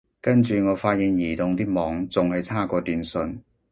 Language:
Cantonese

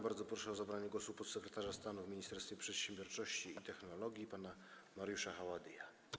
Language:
Polish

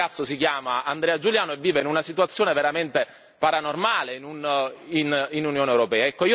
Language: Italian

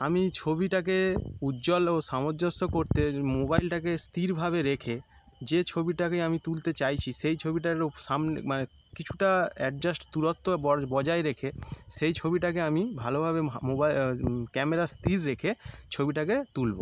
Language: Bangla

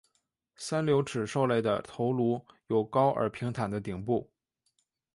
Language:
Chinese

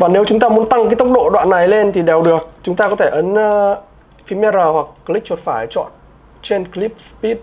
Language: Vietnamese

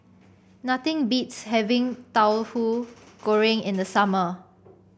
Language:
English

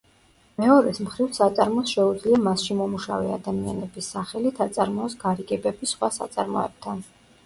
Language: Georgian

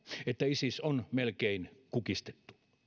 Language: Finnish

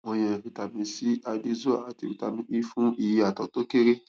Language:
Yoruba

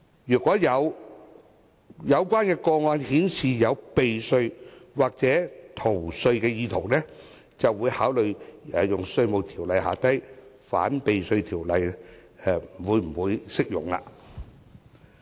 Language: Cantonese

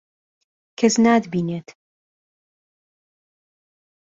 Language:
Central Kurdish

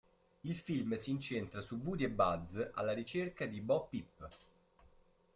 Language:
Italian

